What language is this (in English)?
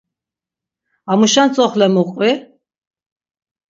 Laz